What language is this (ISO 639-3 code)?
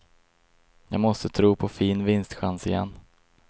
swe